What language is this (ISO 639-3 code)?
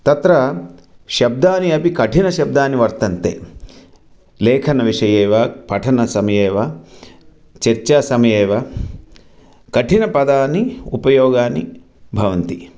san